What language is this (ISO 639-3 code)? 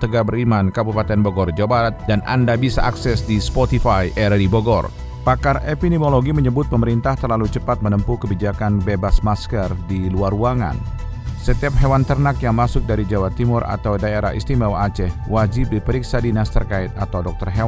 ind